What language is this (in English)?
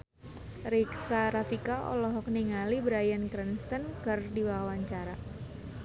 Sundanese